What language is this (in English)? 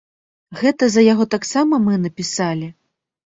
Belarusian